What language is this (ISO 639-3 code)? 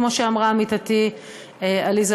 heb